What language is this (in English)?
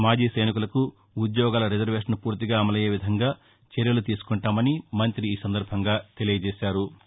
Telugu